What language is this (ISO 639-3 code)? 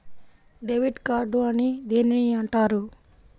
tel